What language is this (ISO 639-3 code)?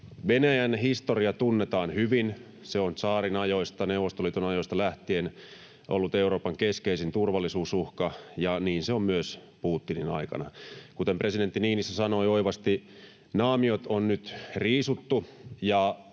fin